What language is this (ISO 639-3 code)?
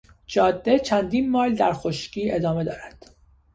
fas